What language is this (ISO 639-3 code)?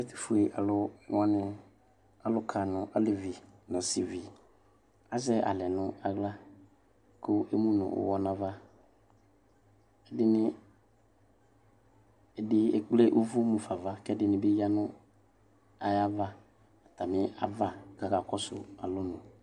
kpo